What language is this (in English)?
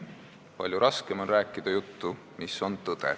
Estonian